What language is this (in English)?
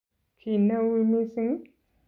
Kalenjin